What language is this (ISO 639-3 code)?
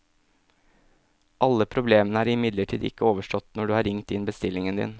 nor